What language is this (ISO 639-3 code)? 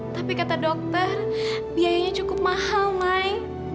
ind